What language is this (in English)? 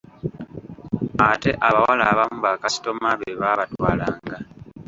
Ganda